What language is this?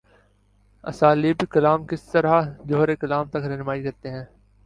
Urdu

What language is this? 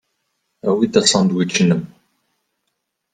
Kabyle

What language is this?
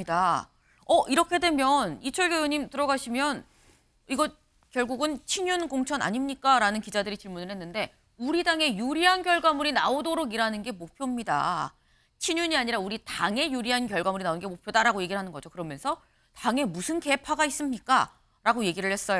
Korean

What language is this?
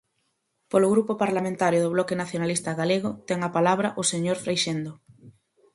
Galician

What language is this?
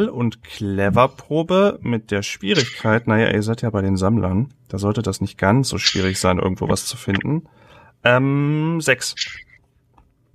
German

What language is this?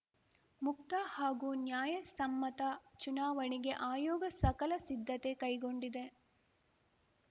Kannada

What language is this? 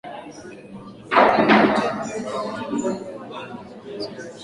Swahili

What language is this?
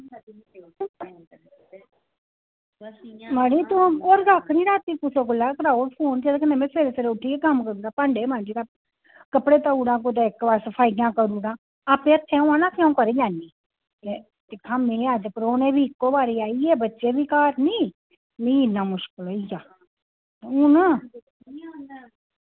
Dogri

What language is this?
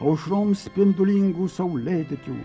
Lithuanian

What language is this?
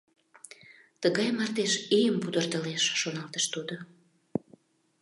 Mari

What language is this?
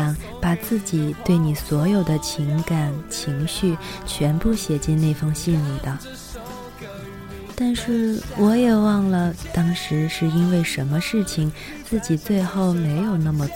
Chinese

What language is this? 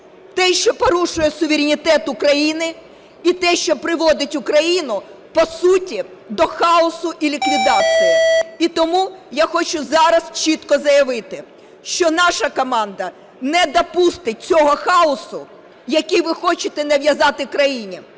Ukrainian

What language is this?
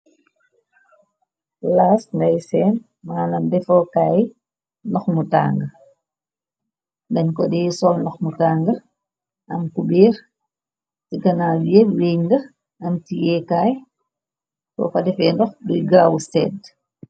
Wolof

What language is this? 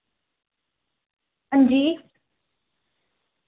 Dogri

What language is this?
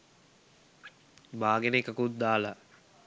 Sinhala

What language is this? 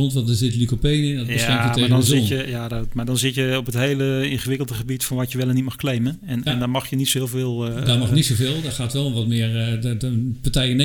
Dutch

